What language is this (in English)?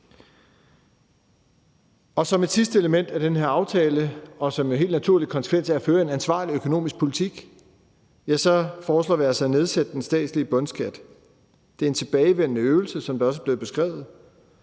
Danish